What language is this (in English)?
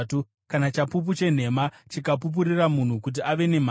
Shona